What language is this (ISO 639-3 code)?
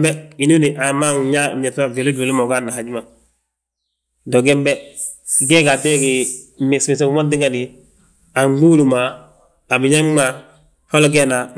bjt